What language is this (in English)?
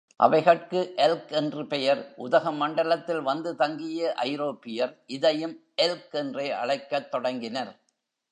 Tamil